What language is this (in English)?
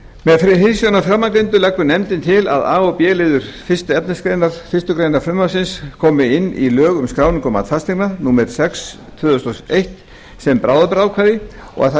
Icelandic